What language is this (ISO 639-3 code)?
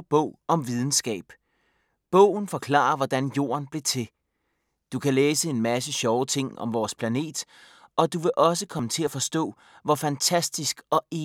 dan